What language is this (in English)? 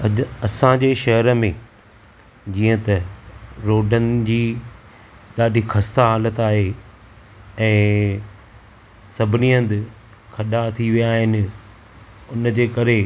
Sindhi